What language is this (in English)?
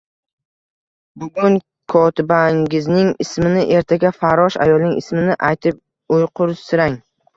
Uzbek